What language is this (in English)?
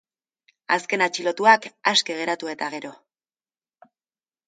Basque